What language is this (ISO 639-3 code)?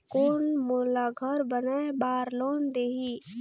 hne